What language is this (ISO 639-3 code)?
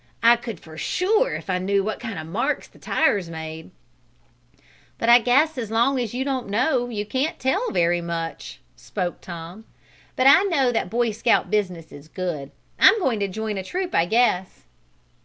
eng